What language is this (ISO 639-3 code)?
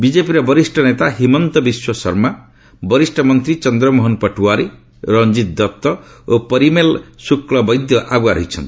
ori